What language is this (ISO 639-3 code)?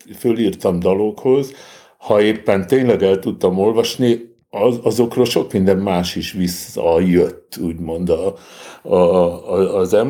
hun